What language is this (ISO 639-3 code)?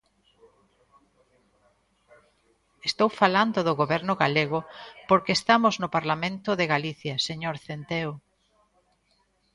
glg